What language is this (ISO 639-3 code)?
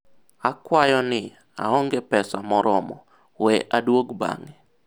luo